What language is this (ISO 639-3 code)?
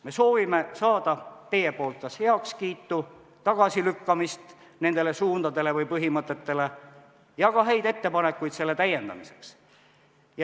est